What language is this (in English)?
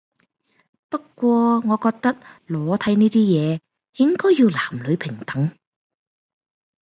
Cantonese